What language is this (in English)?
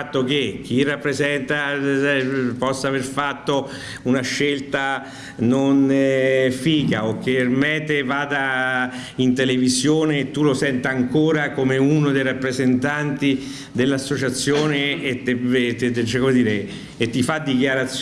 Italian